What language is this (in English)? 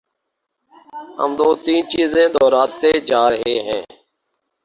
Urdu